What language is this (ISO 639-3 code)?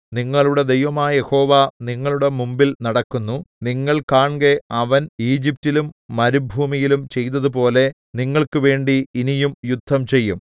mal